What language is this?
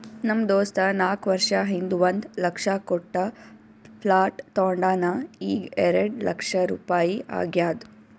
Kannada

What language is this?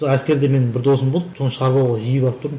Kazakh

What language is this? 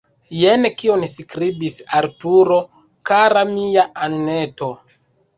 Esperanto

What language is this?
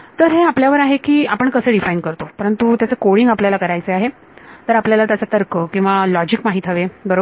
Marathi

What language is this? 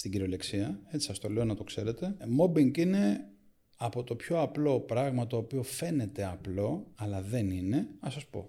Greek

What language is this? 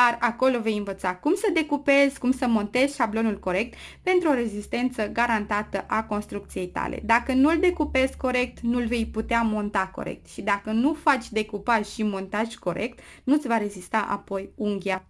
Romanian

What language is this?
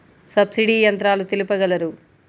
Telugu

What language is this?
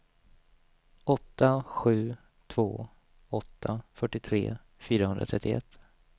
Swedish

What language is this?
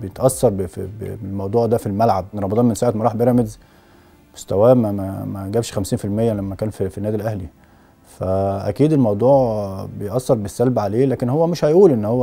Arabic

